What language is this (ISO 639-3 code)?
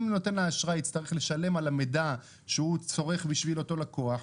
heb